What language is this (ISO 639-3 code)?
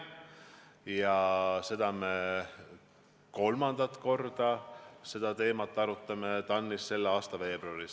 est